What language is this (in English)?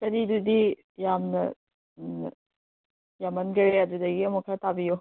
Manipuri